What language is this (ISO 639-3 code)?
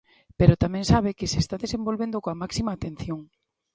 glg